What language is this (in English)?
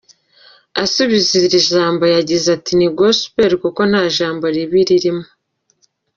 Kinyarwanda